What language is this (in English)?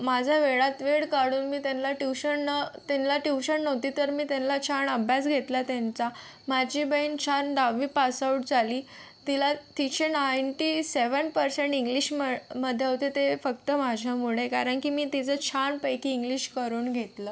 Marathi